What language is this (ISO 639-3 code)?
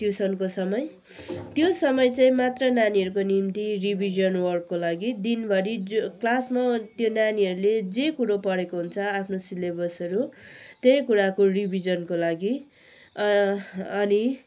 nep